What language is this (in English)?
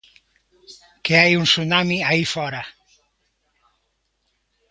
Galician